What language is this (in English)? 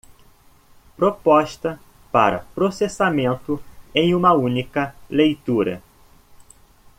Portuguese